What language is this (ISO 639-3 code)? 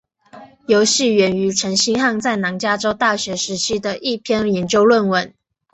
zho